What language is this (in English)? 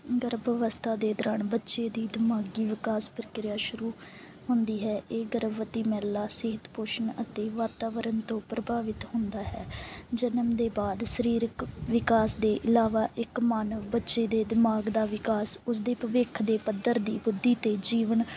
Punjabi